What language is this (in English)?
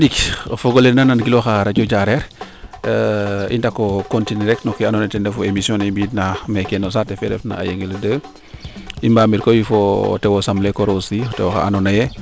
Serer